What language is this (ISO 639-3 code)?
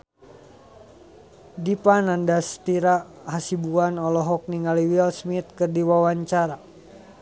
sun